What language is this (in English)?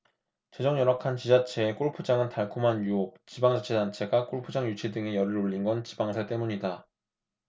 Korean